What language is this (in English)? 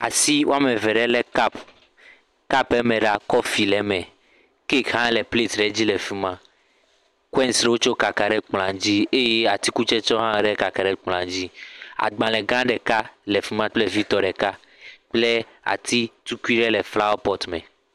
Ewe